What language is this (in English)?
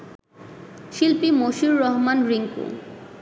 Bangla